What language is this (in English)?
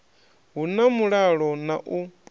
Venda